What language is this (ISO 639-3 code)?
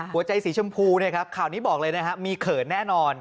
tha